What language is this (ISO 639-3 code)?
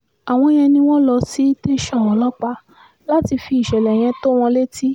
yor